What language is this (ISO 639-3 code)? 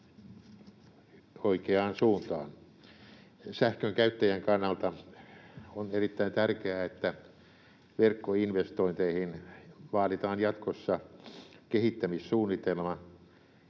fin